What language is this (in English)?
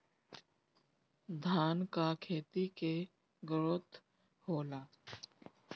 Bhojpuri